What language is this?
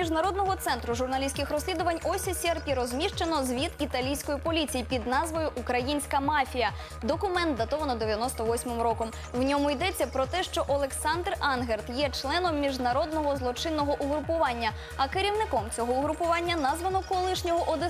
Ukrainian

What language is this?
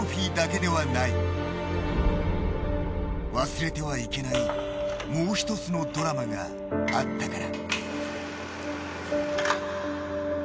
Japanese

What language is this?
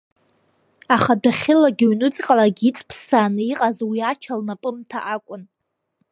Abkhazian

